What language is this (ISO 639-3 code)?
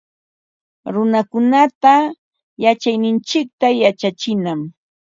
qva